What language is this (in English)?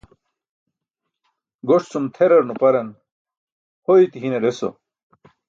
Burushaski